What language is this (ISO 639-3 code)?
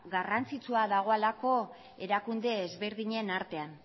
eus